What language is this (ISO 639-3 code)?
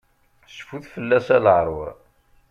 kab